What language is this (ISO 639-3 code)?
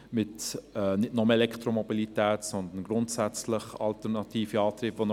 gsw